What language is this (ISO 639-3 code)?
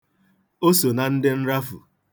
ibo